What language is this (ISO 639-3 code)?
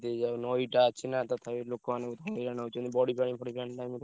ori